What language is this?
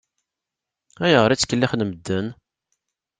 Kabyle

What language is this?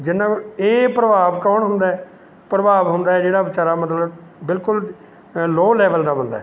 Punjabi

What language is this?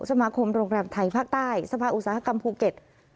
Thai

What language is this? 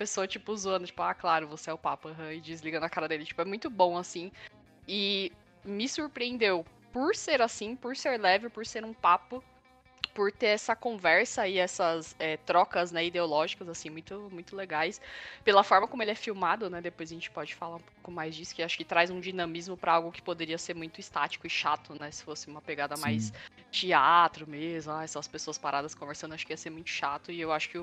Portuguese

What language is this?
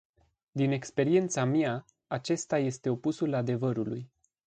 Romanian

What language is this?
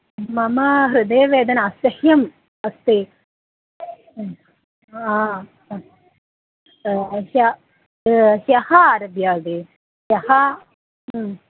Sanskrit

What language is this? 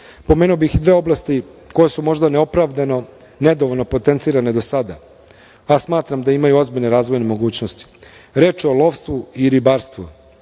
Serbian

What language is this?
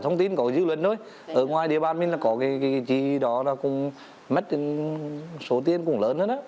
Vietnamese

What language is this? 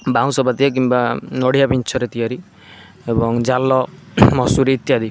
Odia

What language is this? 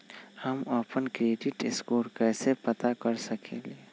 Magahi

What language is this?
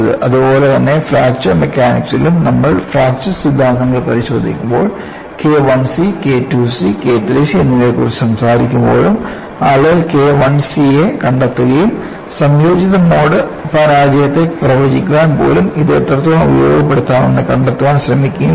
Malayalam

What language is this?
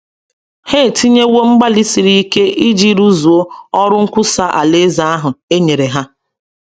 Igbo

